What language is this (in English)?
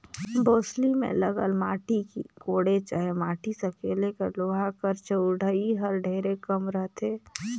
Chhattisgarhi